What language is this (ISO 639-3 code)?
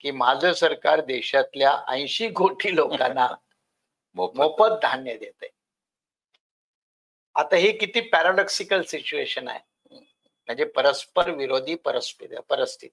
mar